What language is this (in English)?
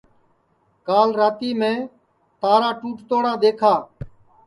Sansi